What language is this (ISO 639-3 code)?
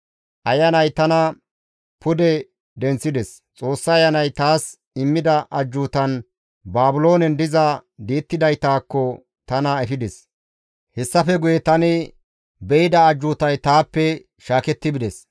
gmv